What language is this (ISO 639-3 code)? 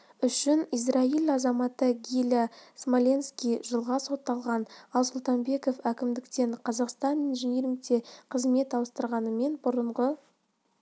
kaz